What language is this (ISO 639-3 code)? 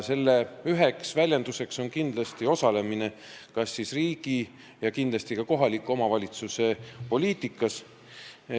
est